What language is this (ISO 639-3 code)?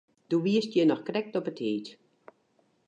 fry